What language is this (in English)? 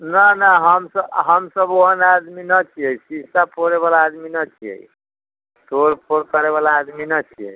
Maithili